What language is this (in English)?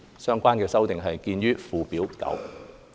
Cantonese